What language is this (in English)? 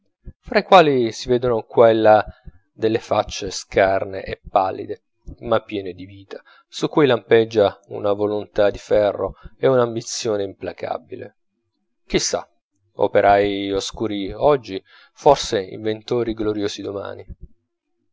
Italian